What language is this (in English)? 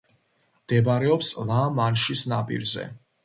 Georgian